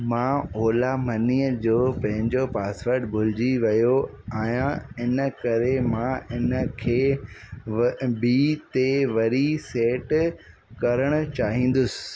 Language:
Sindhi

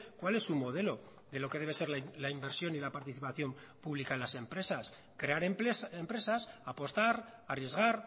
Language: Spanish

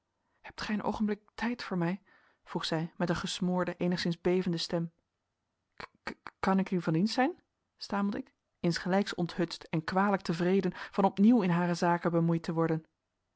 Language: Dutch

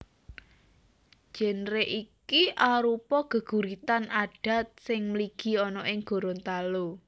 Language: Javanese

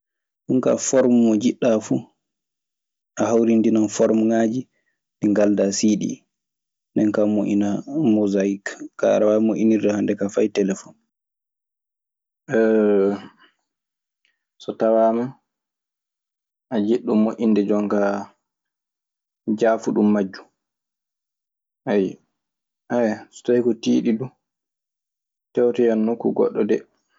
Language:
Maasina Fulfulde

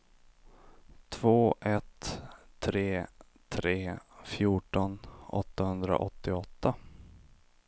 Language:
Swedish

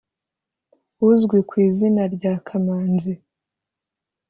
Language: Kinyarwanda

